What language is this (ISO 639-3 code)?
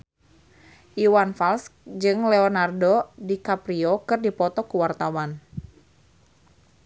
sun